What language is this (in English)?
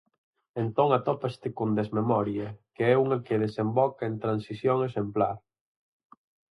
Galician